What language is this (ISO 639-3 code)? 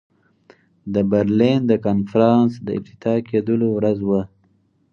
pus